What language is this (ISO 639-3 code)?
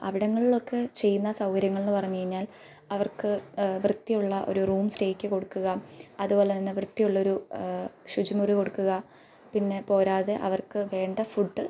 mal